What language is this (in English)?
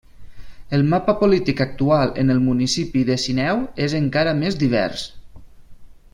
Catalan